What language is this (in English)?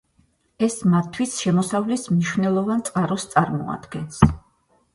Georgian